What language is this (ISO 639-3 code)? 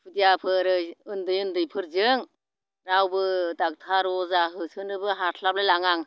brx